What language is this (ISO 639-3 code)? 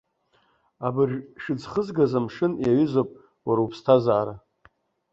abk